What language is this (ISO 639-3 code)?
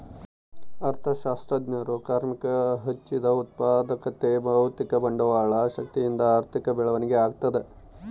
kan